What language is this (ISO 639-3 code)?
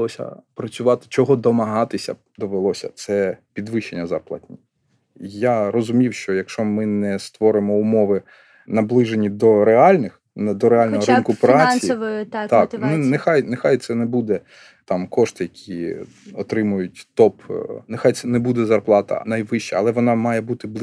ukr